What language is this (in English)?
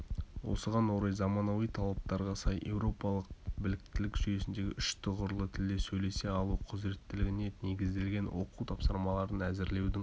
Kazakh